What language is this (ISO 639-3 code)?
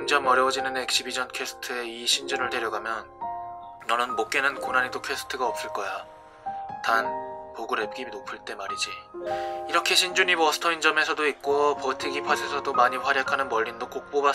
kor